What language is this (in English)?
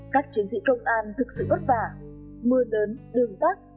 Vietnamese